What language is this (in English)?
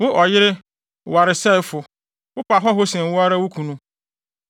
Akan